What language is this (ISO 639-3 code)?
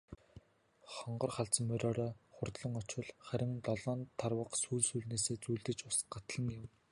mon